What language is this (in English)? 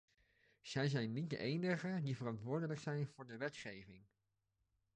Dutch